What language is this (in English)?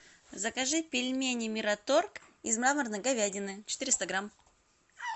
Russian